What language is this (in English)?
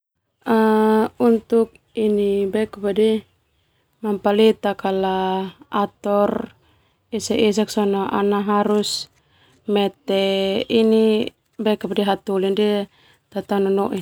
Termanu